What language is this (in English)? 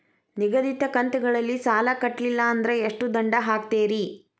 Kannada